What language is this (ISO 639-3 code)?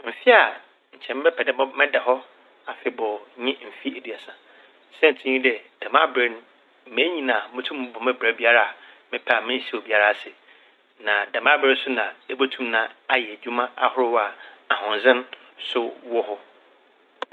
aka